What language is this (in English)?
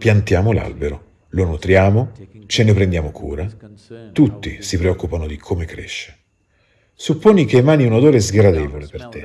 Italian